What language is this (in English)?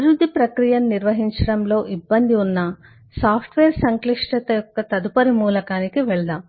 Telugu